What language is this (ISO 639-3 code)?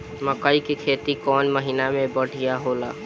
bho